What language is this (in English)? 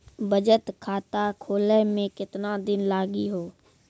Maithili